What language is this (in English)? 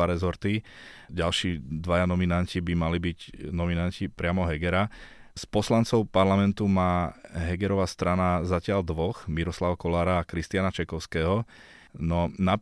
Slovak